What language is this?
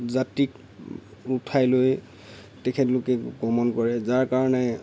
Assamese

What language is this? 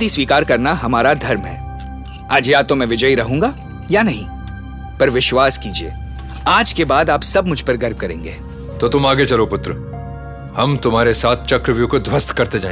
Hindi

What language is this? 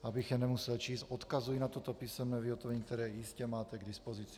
Czech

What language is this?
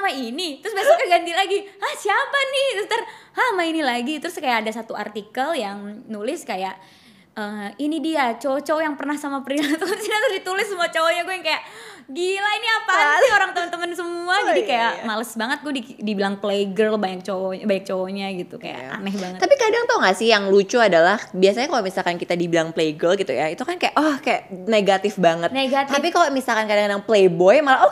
Indonesian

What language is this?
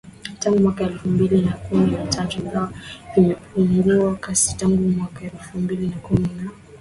Swahili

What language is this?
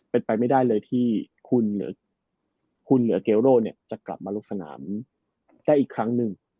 Thai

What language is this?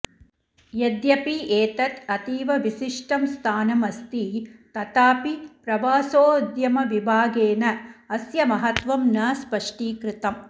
Sanskrit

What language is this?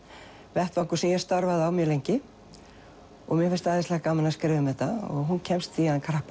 Icelandic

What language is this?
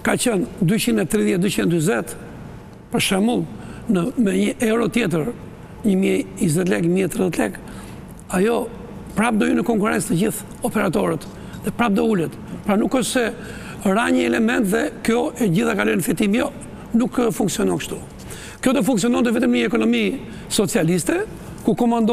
Romanian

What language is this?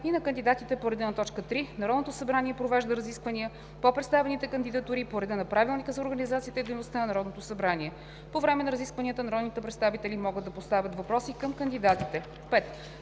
Bulgarian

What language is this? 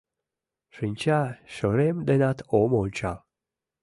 Mari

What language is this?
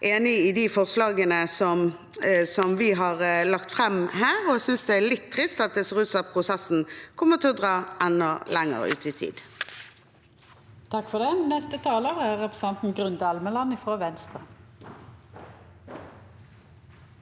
Norwegian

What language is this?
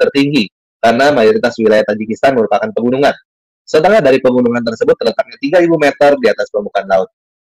Indonesian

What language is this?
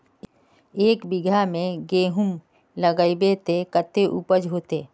Magahi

